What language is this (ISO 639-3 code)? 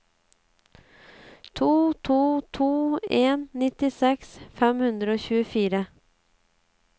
nor